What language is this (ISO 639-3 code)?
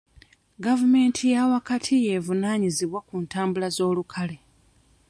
lug